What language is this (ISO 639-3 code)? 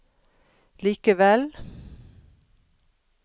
nor